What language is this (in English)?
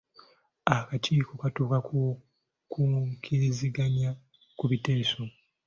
Ganda